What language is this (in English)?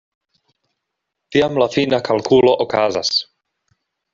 Esperanto